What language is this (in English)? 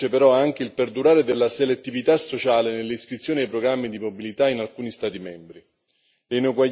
Italian